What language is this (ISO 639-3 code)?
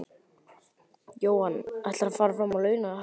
isl